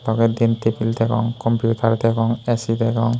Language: Chakma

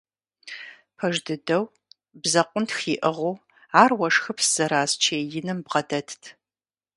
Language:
Kabardian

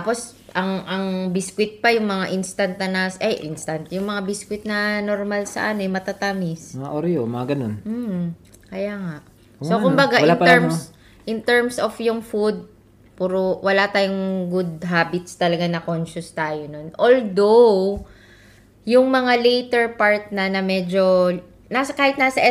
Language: Filipino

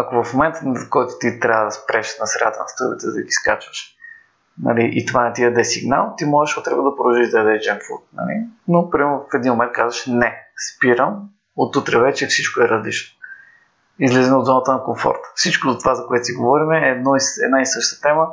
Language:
Bulgarian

